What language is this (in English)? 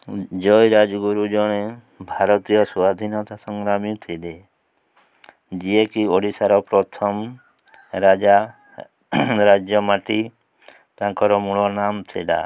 Odia